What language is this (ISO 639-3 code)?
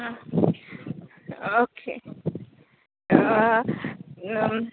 kok